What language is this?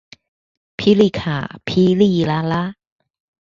Chinese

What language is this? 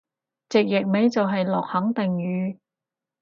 Cantonese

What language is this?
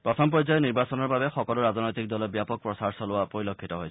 Assamese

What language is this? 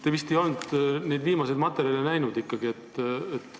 Estonian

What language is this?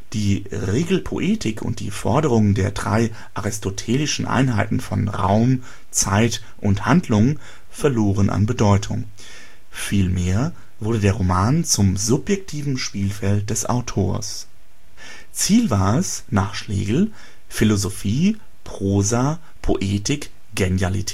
German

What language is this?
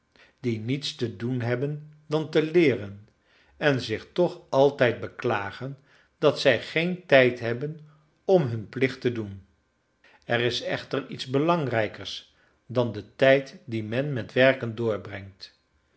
Dutch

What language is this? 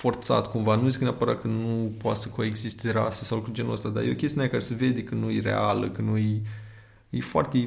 Romanian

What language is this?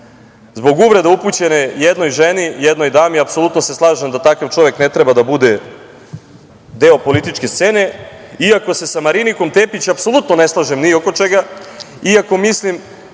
Serbian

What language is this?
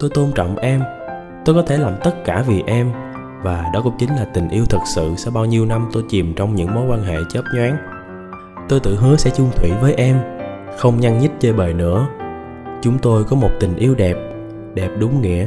Vietnamese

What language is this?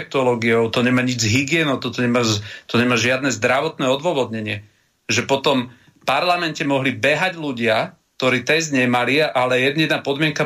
Slovak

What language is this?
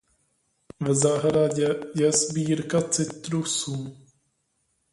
Czech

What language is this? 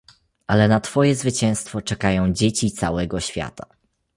Polish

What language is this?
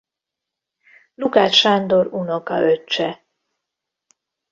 Hungarian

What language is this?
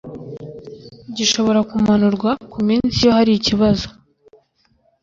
Kinyarwanda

